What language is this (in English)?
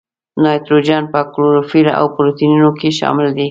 Pashto